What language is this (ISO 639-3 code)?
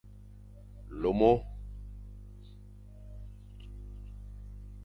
fan